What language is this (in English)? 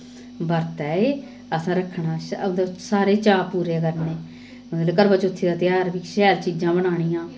Dogri